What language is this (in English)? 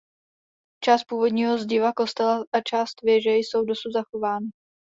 Czech